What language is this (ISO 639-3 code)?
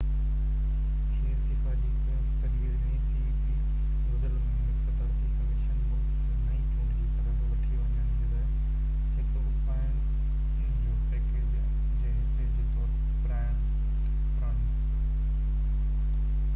snd